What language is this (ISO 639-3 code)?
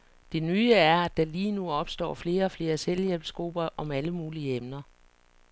dan